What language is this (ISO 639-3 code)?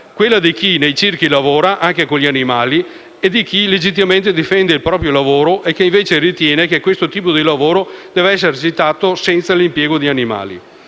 ita